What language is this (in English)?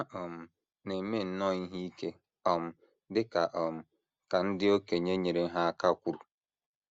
Igbo